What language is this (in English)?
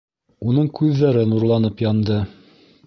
Bashkir